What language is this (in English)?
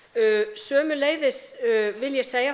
Icelandic